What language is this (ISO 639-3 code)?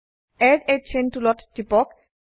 asm